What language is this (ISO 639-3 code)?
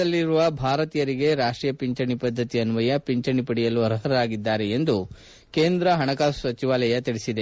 kan